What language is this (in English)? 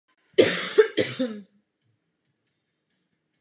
Czech